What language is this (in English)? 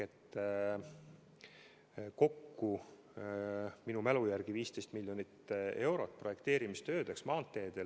Estonian